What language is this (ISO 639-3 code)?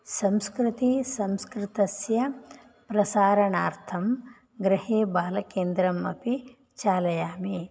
san